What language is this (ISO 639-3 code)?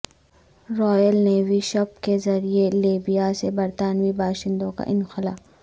urd